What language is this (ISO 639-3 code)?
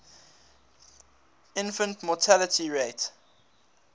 eng